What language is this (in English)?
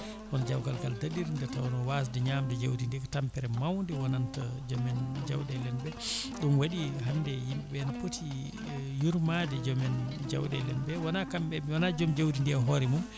Fula